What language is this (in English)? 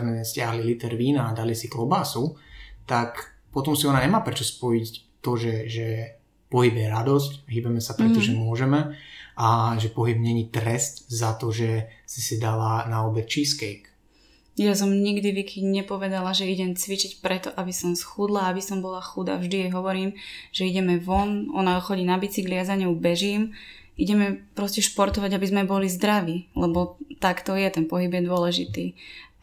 Slovak